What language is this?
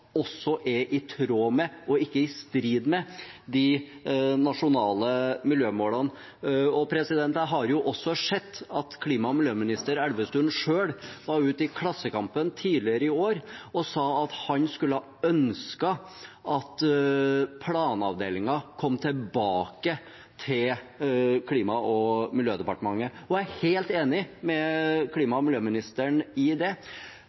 Norwegian Bokmål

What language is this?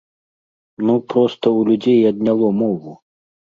Belarusian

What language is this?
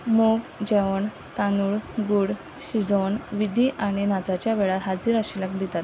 Konkani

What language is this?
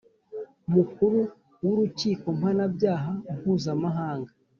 Kinyarwanda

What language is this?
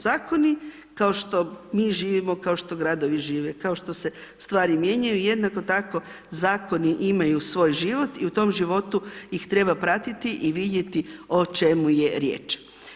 Croatian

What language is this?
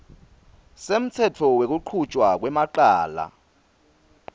Swati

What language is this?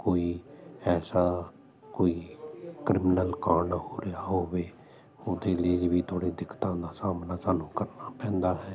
Punjabi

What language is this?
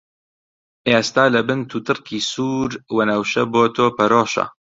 Central Kurdish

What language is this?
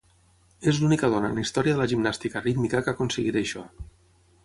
Catalan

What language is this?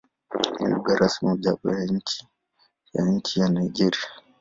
Swahili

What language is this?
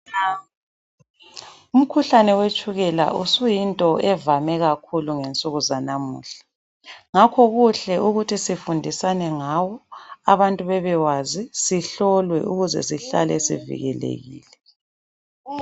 North Ndebele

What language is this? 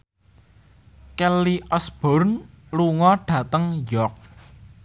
Javanese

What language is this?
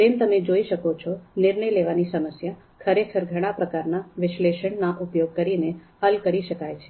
Gujarati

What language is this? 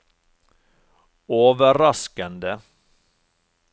Norwegian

